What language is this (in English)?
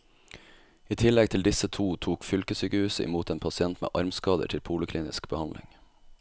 Norwegian